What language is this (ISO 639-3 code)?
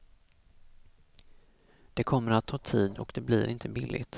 swe